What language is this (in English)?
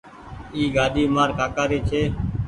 Goaria